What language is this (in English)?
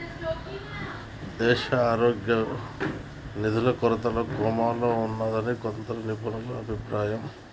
Telugu